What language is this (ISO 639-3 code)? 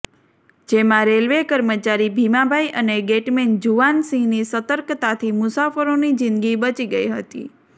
guj